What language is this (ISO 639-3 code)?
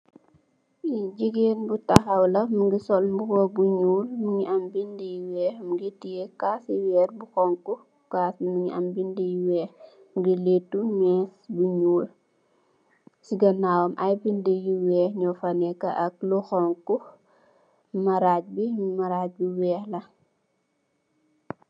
wol